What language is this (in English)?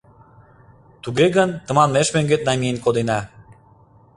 Mari